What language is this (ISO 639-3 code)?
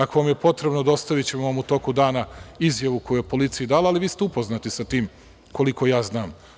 srp